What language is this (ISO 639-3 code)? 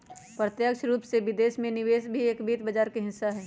mag